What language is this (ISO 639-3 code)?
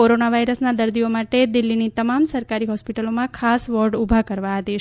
guj